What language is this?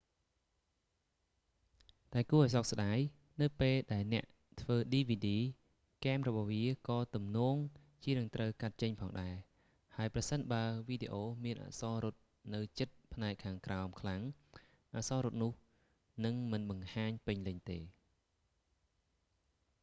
Khmer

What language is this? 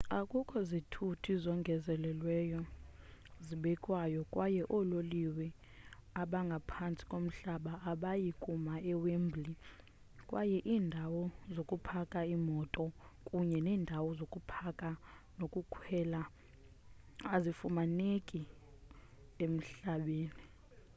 Xhosa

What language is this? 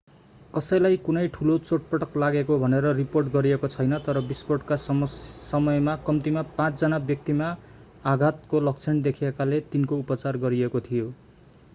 Nepali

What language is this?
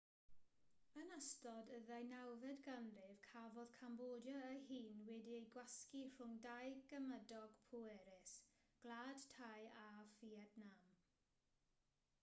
Welsh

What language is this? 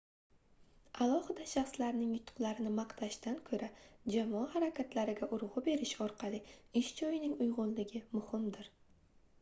Uzbek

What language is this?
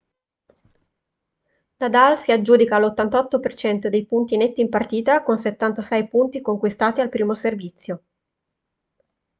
Italian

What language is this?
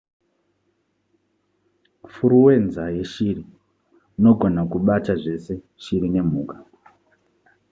Shona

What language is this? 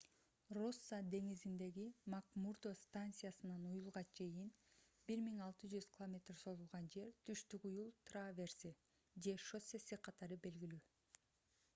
Kyrgyz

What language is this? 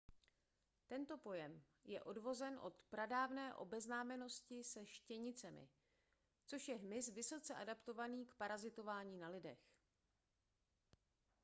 Czech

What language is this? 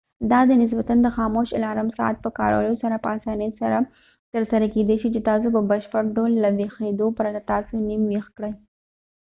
Pashto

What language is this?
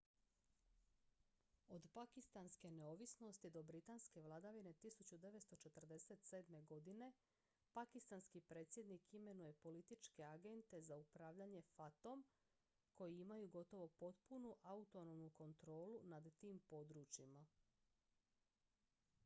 Croatian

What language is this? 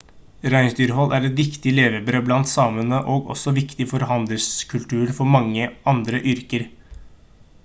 Norwegian Bokmål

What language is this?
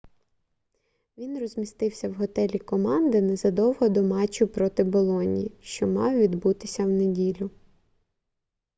Ukrainian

